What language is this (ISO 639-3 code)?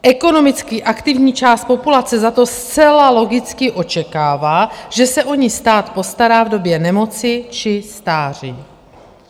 ces